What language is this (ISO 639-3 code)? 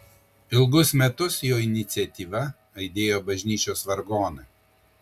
lit